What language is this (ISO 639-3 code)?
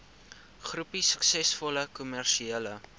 afr